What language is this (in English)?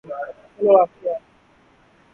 Urdu